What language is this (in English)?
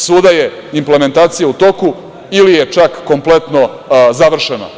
Serbian